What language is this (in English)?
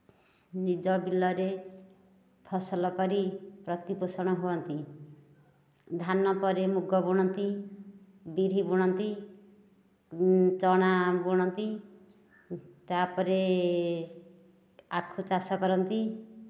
Odia